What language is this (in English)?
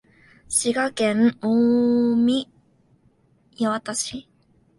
Japanese